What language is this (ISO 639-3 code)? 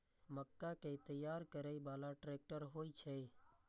mai